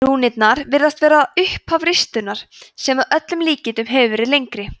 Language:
Icelandic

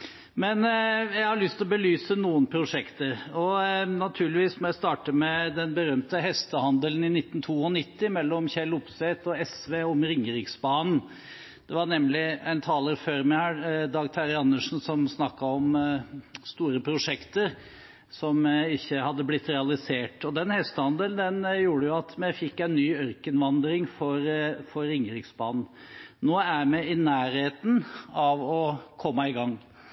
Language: Norwegian Bokmål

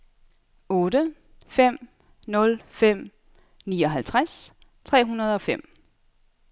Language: Danish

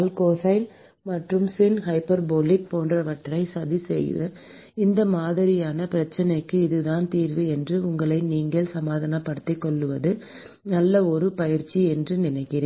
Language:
Tamil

